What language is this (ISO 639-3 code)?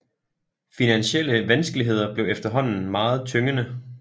dan